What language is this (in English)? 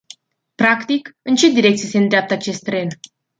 Romanian